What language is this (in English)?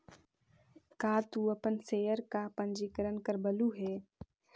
Magahi